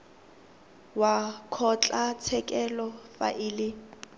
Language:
Tswana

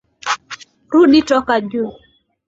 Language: Swahili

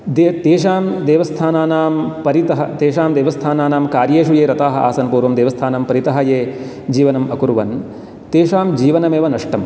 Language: Sanskrit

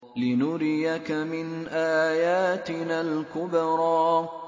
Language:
Arabic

